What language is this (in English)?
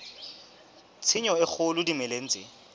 Southern Sotho